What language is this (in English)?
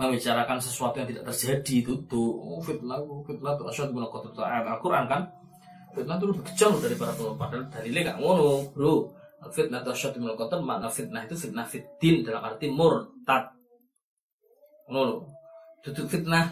Malay